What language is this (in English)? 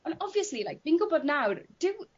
Welsh